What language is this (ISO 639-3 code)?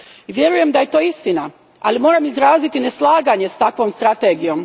hrv